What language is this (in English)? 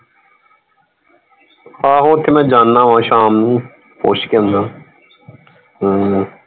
Punjabi